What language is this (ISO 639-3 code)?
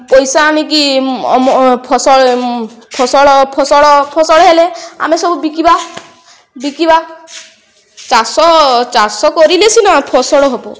ori